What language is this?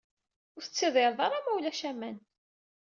Kabyle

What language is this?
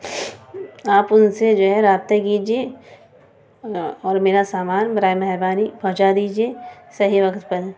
Urdu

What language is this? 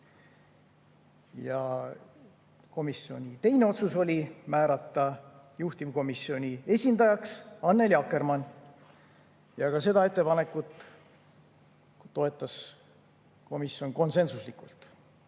Estonian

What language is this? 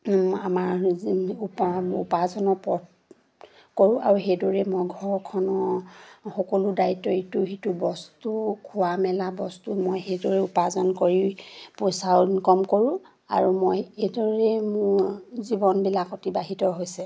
Assamese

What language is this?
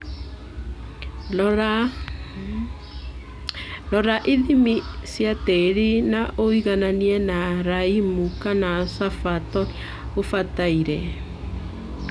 Kikuyu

